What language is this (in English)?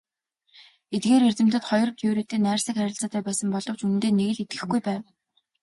Mongolian